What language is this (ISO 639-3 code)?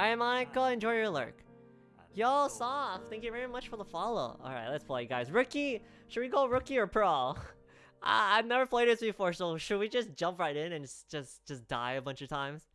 eng